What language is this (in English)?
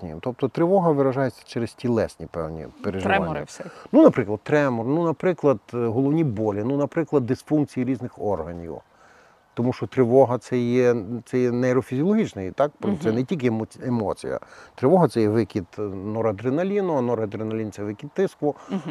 Ukrainian